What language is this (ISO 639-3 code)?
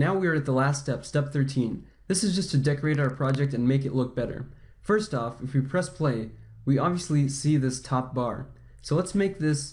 eng